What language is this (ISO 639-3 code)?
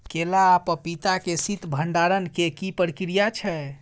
mai